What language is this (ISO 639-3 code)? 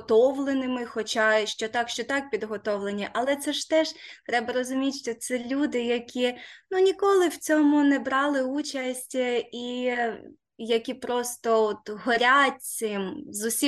ukr